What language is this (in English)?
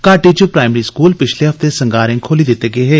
Dogri